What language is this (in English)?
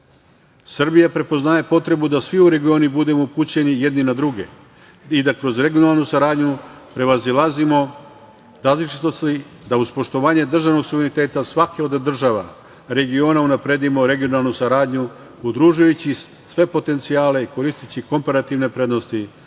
Serbian